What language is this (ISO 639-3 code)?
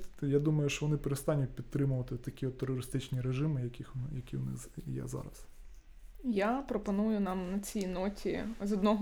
ukr